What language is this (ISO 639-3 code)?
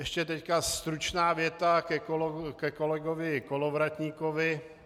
ces